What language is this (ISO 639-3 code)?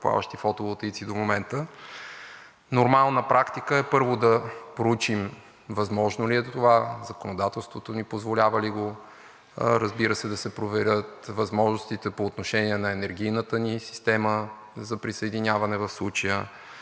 bul